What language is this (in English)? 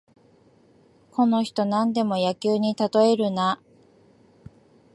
Japanese